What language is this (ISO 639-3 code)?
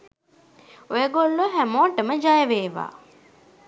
sin